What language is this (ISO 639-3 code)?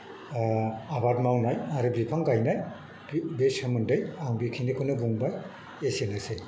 brx